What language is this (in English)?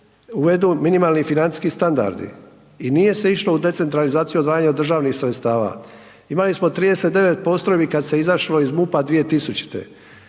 Croatian